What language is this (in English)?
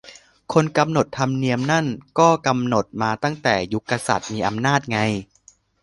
Thai